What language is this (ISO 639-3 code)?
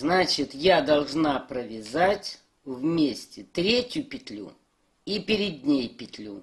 rus